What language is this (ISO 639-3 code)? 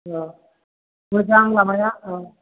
brx